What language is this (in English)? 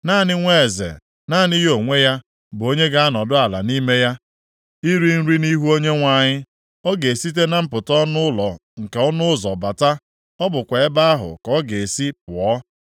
Igbo